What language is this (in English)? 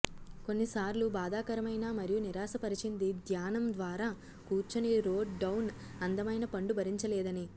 Telugu